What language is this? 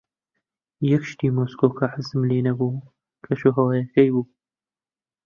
Central Kurdish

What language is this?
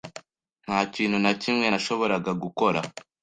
Kinyarwanda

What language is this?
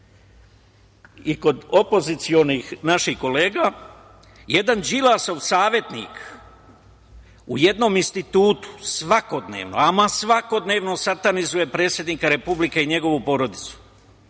Serbian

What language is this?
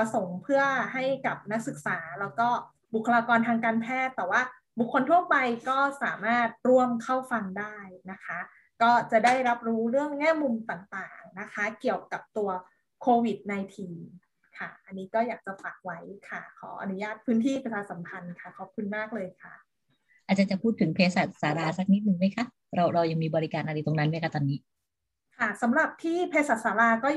Thai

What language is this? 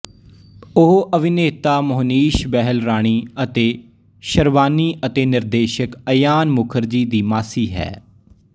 Punjabi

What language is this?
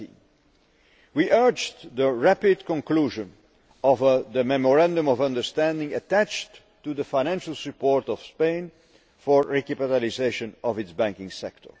English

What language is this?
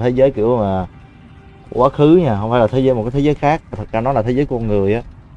Vietnamese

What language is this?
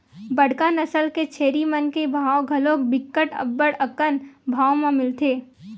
Chhattisgarhi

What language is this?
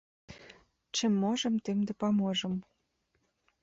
Belarusian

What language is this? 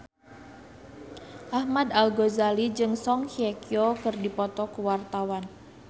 Sundanese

